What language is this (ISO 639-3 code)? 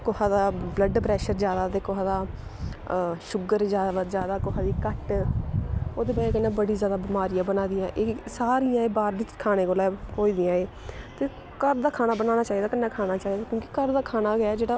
doi